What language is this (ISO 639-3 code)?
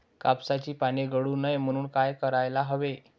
mar